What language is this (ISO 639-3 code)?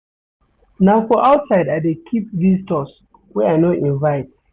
pcm